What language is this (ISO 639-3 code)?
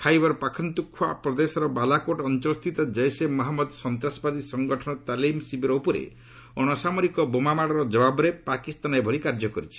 ori